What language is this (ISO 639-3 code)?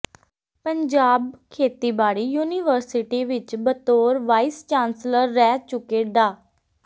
pan